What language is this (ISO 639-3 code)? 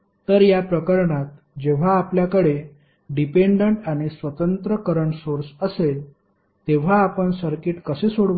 mar